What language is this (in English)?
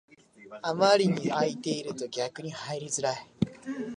Japanese